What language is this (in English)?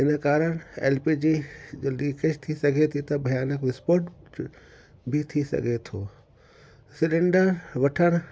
Sindhi